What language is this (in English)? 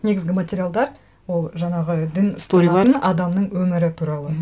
Kazakh